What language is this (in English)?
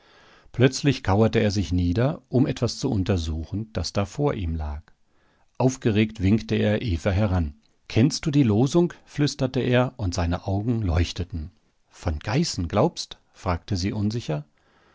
German